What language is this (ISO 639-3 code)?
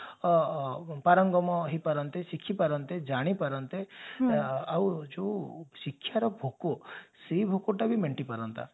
ori